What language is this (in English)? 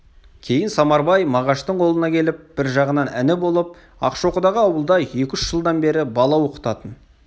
Kazakh